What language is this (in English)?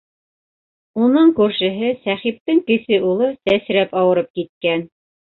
Bashkir